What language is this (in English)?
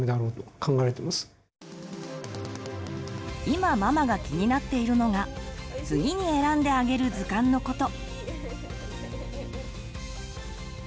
Japanese